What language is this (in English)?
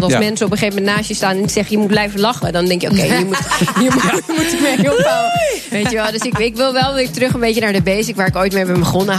Dutch